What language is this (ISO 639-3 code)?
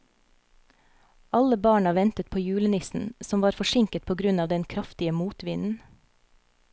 nor